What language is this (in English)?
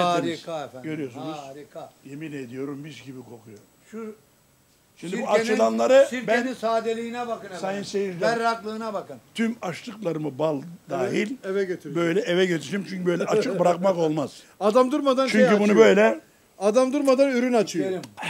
Turkish